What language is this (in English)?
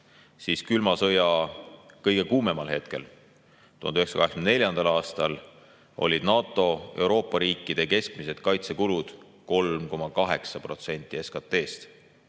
Estonian